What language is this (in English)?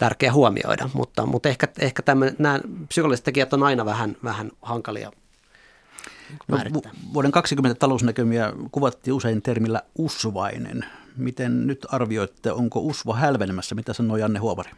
Finnish